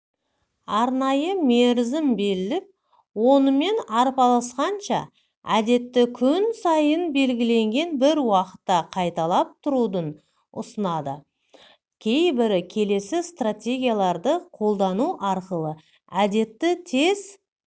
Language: Kazakh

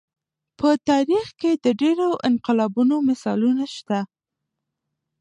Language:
Pashto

